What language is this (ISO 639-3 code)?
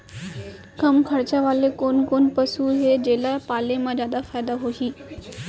hne